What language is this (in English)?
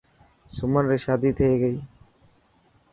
Dhatki